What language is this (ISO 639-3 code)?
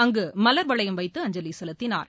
tam